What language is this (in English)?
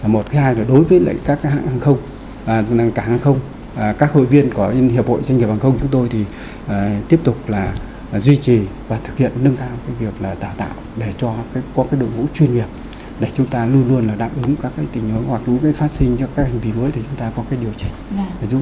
Vietnamese